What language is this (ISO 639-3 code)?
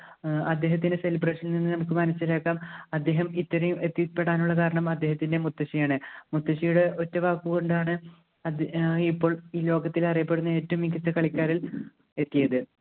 mal